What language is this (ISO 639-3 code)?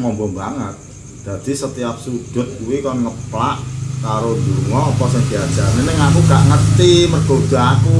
ind